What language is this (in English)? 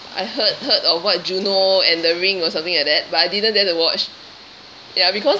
English